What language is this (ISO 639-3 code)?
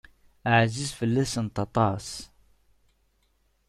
kab